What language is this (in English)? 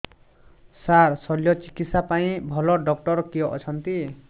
Odia